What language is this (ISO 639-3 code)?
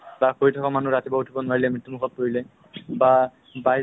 asm